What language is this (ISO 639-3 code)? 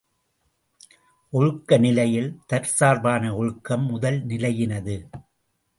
tam